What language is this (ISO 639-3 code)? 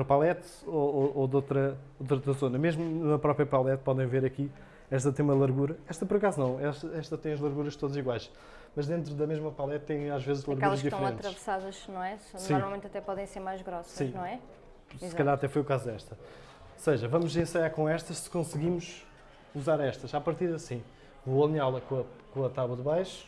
por